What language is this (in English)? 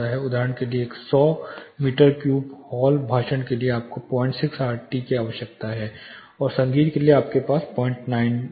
Hindi